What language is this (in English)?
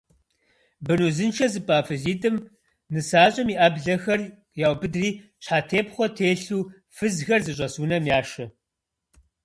Kabardian